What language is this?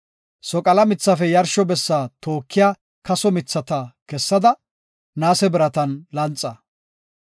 Gofa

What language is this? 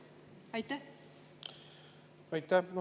Estonian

